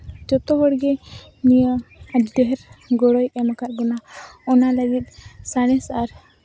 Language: Santali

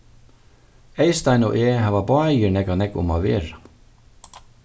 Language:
Faroese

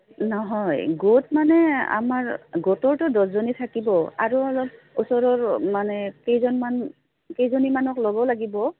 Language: Assamese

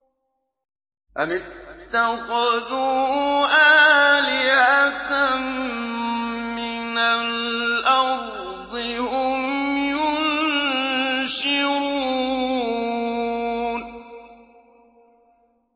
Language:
Arabic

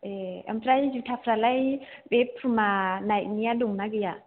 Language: Bodo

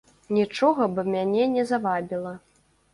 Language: Belarusian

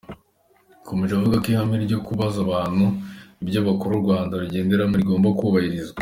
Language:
Kinyarwanda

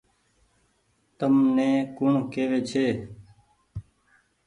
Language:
Goaria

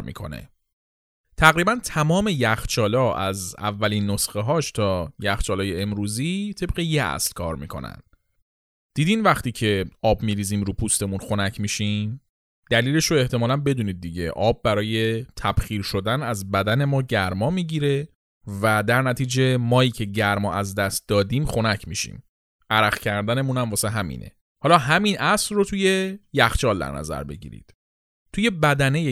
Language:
Persian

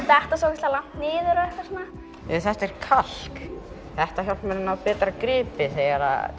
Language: Icelandic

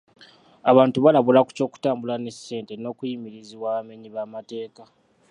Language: Ganda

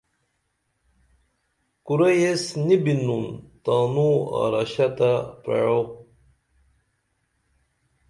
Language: Dameli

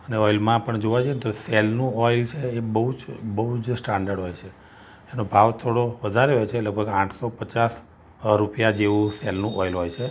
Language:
Gujarati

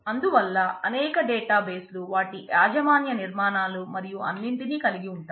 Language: Telugu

